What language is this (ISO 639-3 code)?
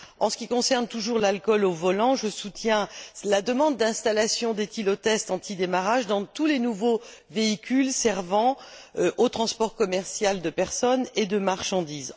fra